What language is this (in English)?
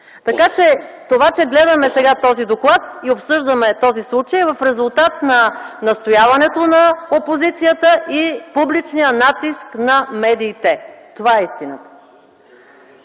Bulgarian